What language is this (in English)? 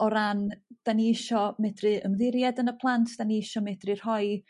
Welsh